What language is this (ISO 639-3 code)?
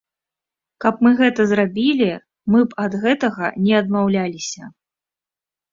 bel